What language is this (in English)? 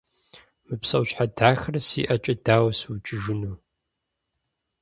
Kabardian